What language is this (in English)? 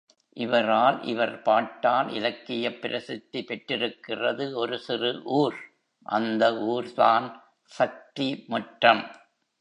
Tamil